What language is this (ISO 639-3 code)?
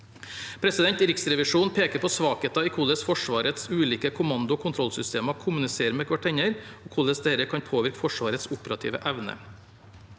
nor